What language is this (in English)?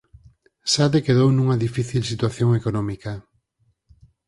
Galician